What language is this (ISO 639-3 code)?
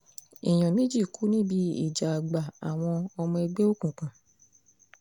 yor